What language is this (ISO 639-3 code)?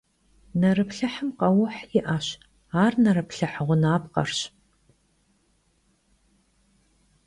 kbd